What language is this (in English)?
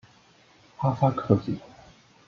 Chinese